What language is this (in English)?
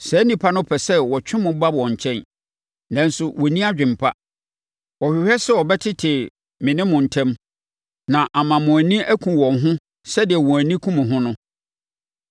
Akan